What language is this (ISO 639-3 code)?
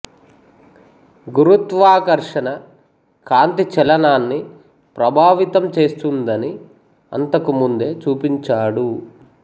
tel